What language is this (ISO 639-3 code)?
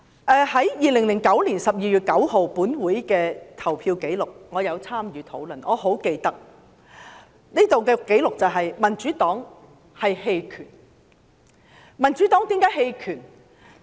yue